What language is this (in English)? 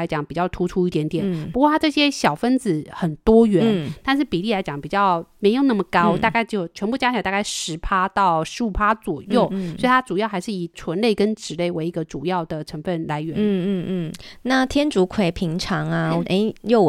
Chinese